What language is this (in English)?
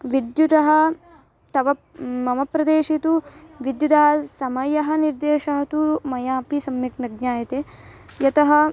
Sanskrit